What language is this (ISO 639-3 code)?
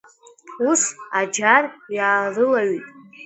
abk